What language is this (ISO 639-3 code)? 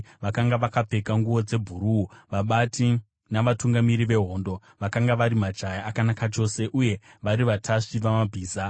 sna